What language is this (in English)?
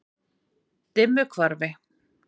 Icelandic